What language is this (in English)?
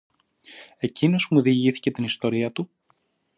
Greek